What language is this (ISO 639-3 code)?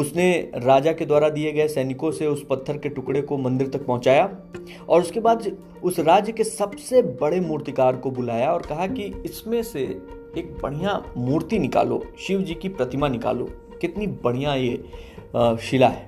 hin